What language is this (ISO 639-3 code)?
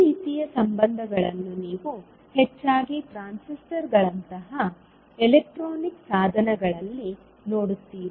kan